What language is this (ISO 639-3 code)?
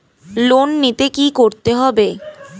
ben